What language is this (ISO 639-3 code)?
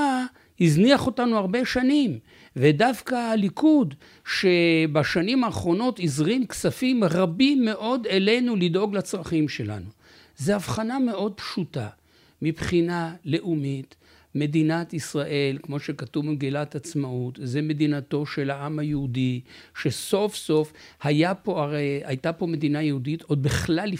heb